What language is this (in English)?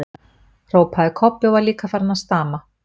Icelandic